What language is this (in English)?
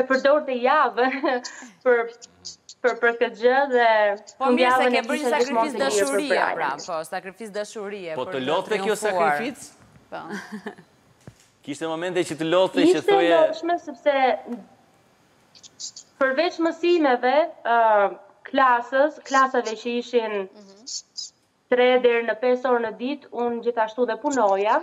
Romanian